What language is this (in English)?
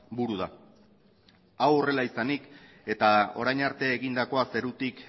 Basque